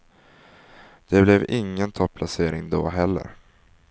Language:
Swedish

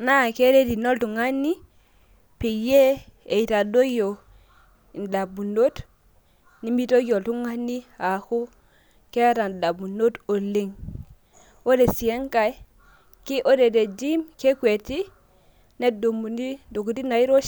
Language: Masai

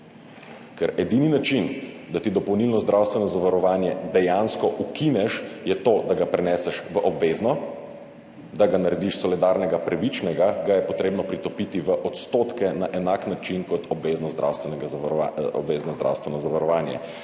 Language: Slovenian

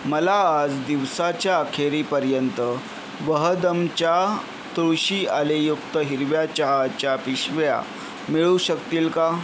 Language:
Marathi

